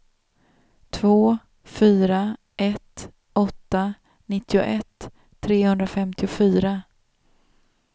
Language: Swedish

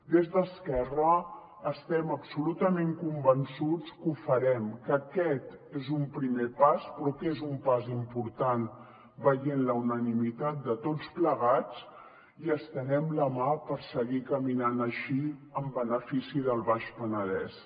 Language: Catalan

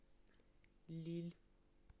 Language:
Russian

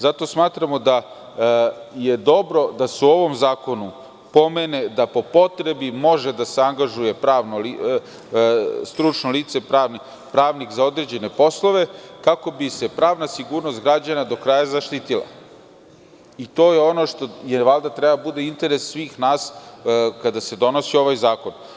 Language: Serbian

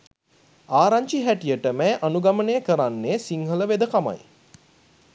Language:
Sinhala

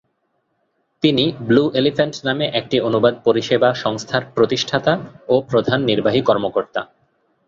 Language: Bangla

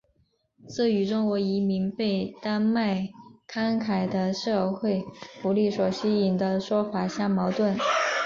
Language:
Chinese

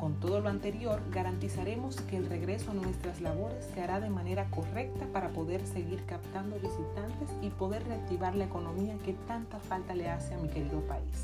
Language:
Spanish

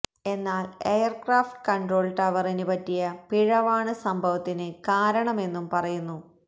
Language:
Malayalam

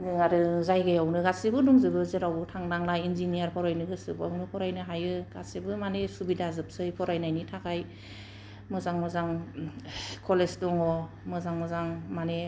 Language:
Bodo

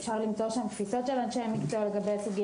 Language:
Hebrew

